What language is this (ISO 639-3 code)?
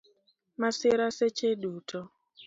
luo